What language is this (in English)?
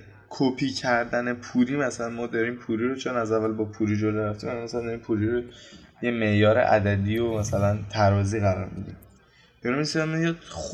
Persian